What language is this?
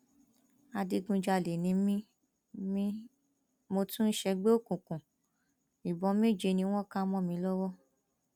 Yoruba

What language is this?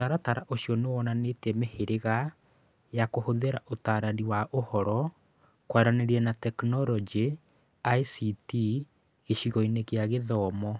Kikuyu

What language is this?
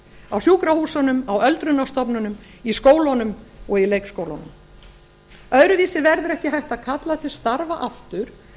Icelandic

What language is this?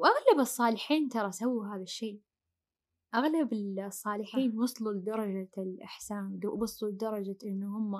Arabic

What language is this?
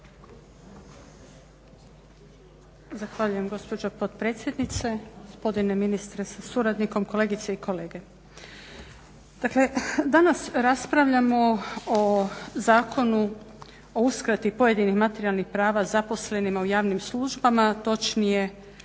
Croatian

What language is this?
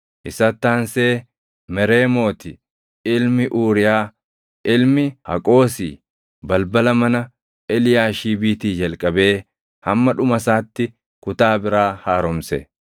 Oromo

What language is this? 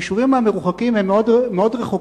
Hebrew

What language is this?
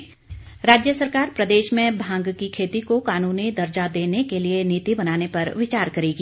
Hindi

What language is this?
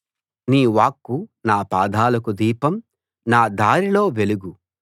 Telugu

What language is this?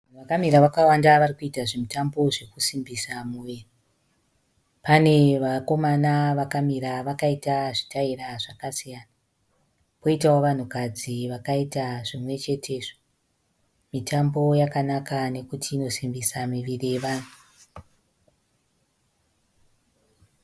Shona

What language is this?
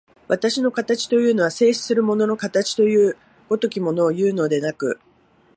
Japanese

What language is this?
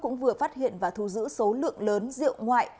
Vietnamese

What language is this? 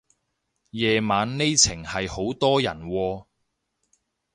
Cantonese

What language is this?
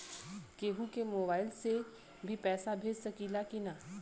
Bhojpuri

